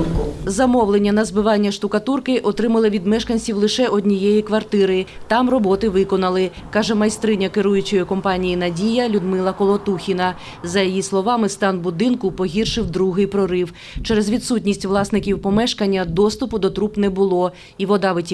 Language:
Ukrainian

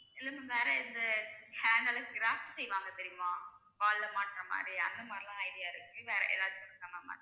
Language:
Tamil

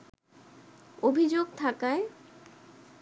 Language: Bangla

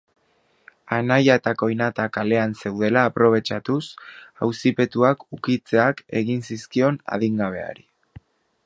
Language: Basque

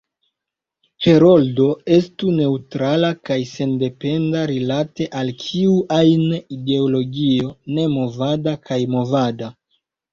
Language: Esperanto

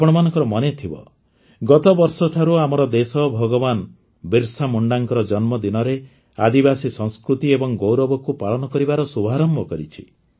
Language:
Odia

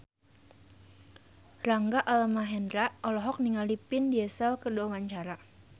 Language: Sundanese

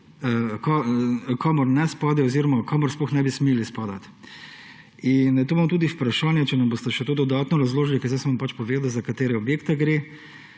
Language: Slovenian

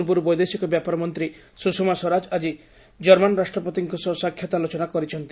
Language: Odia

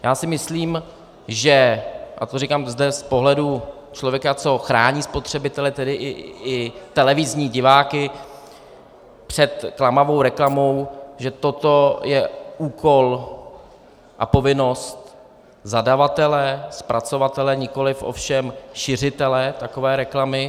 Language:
Czech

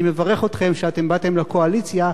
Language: Hebrew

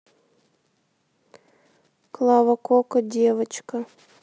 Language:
Russian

